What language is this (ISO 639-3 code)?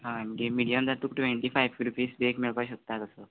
kok